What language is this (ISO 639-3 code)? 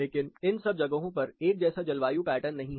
hin